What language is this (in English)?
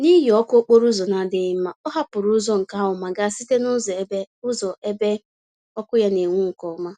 Igbo